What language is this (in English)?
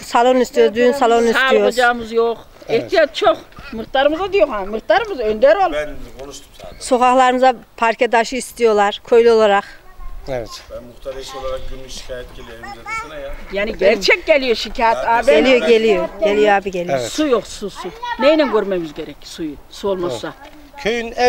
Turkish